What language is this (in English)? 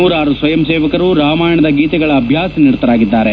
Kannada